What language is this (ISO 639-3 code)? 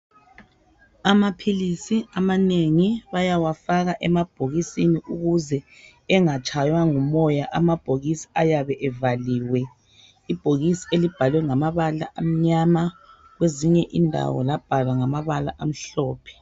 nde